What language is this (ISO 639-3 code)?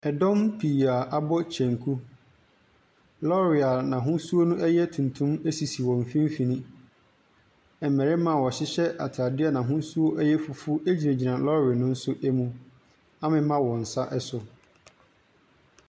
aka